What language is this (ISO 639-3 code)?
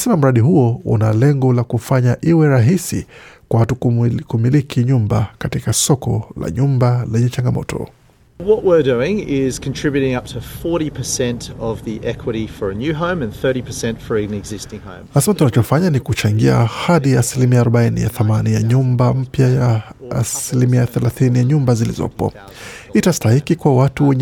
swa